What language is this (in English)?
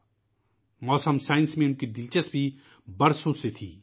Urdu